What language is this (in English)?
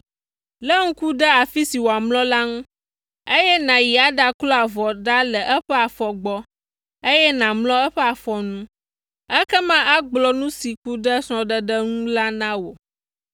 Ewe